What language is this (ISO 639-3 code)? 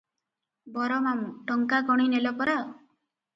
ori